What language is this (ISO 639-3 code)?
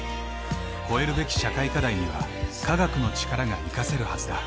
jpn